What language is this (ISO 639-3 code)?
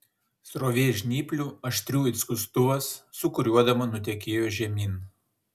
lit